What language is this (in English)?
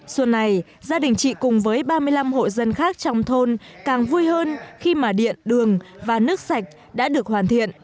Vietnamese